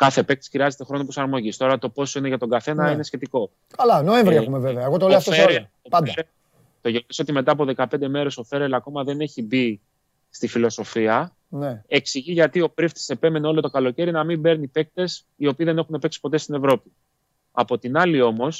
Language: Greek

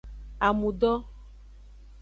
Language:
Aja (Benin)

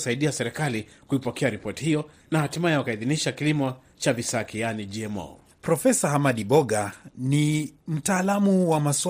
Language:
Swahili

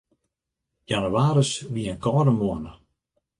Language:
Western Frisian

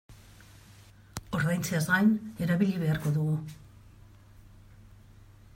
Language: Basque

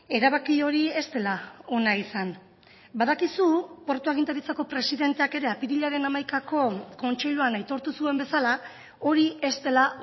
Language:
Basque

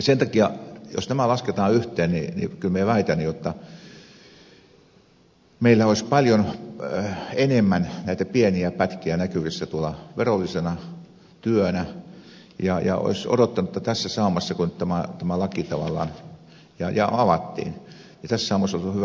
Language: Finnish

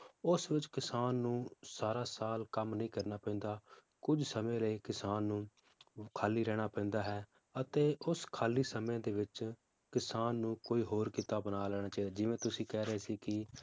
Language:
Punjabi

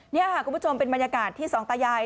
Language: Thai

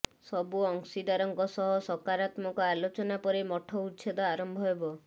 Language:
Odia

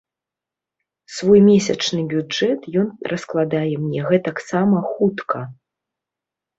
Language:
Belarusian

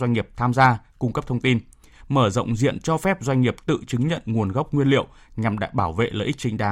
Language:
Vietnamese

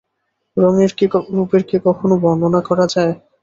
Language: Bangla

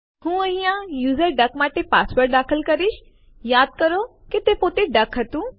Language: Gujarati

